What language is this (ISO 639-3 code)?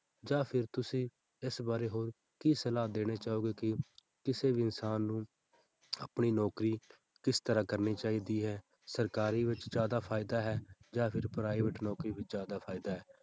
pan